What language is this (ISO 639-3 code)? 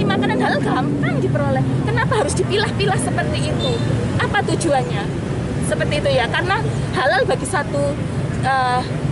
ind